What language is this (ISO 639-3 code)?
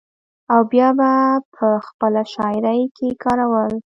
pus